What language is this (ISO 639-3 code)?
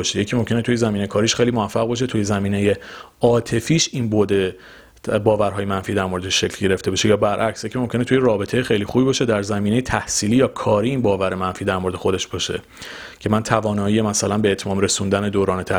fas